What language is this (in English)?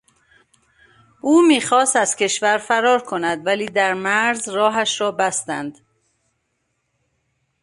Persian